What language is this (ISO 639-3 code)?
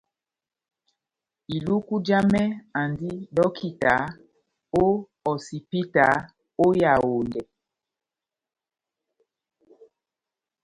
bnm